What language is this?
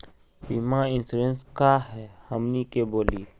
Magahi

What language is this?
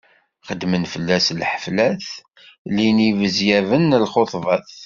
Kabyle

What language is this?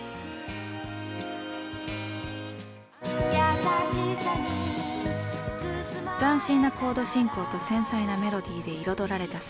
Japanese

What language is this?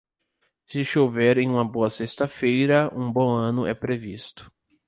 Portuguese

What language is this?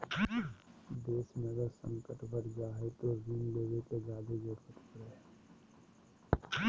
Magahi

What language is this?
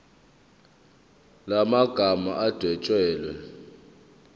Zulu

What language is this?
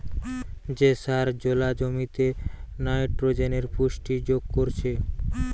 Bangla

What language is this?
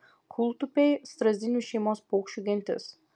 Lithuanian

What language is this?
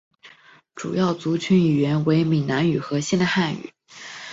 Chinese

